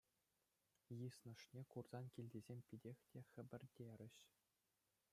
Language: Chuvash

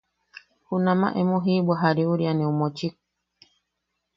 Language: Yaqui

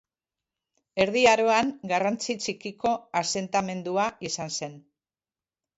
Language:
Basque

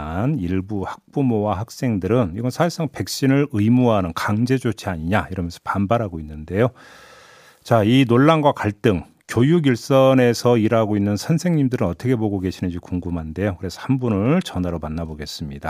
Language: Korean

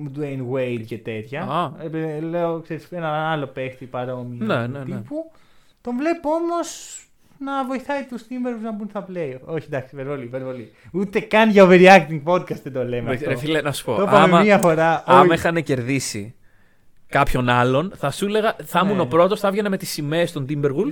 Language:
Greek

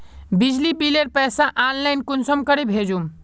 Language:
Magahi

